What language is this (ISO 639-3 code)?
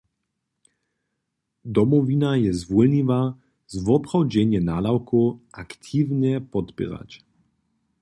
hsb